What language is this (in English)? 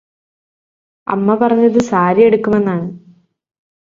Malayalam